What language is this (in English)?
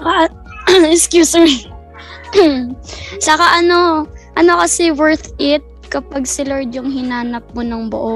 Filipino